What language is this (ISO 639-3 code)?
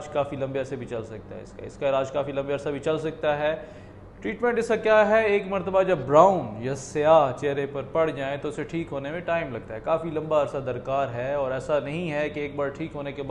hin